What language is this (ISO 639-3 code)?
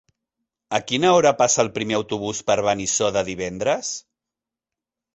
cat